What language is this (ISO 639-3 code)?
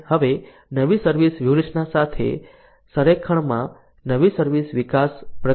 guj